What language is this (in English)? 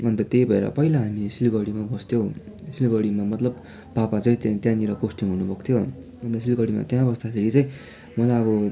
Nepali